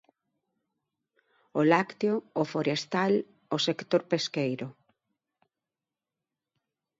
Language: Galician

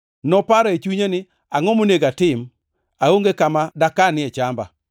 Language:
Luo (Kenya and Tanzania)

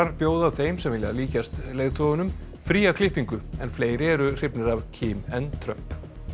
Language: Icelandic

